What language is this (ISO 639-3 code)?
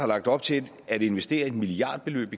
dan